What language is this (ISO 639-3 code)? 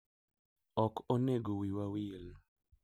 luo